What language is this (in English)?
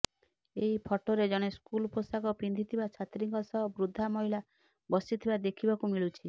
Odia